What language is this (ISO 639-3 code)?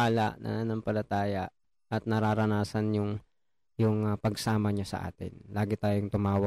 fil